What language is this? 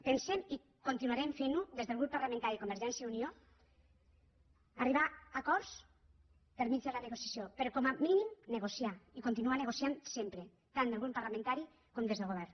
Catalan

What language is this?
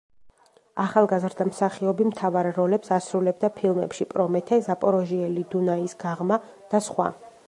Georgian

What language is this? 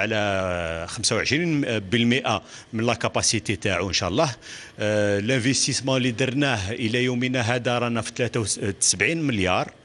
Arabic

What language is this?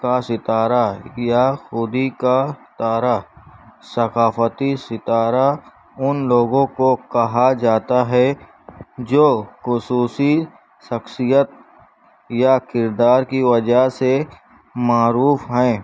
Urdu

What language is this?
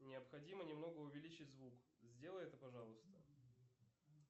Russian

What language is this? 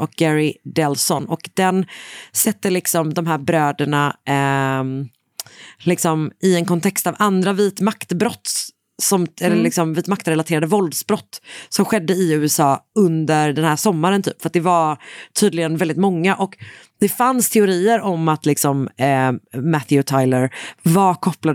Swedish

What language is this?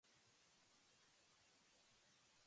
Japanese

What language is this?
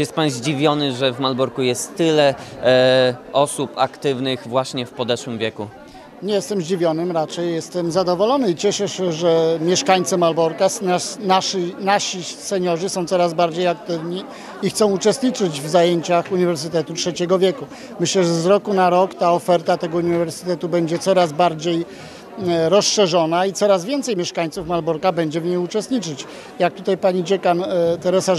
Polish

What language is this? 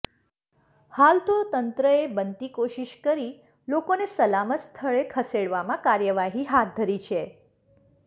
Gujarati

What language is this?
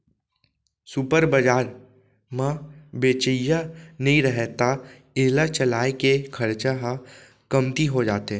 Chhattisgarhi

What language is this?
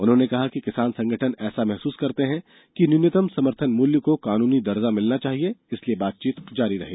Hindi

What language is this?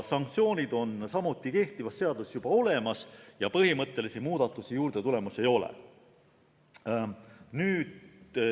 Estonian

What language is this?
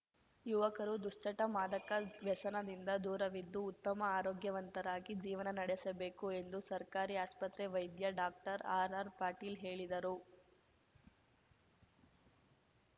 Kannada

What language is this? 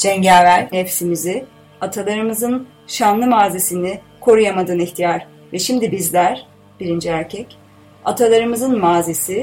Turkish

